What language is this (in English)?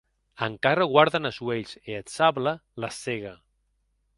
Occitan